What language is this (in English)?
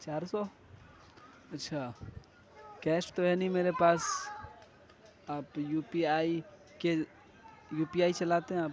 Urdu